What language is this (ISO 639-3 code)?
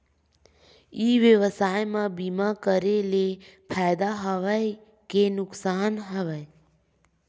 hne